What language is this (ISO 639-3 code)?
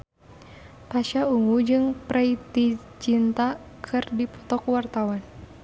sun